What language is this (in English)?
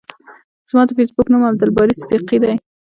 Pashto